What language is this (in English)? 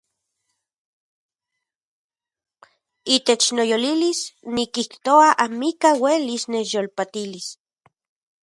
Central Puebla Nahuatl